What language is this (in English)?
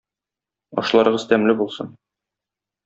Tatar